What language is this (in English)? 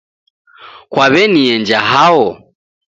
Taita